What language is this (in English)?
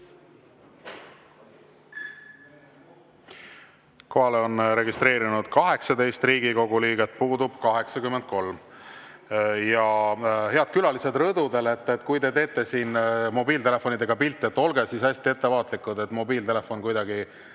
Estonian